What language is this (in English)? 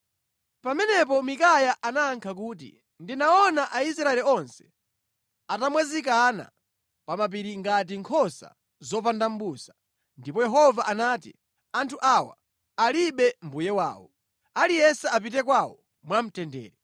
Nyanja